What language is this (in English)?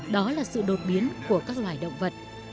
Vietnamese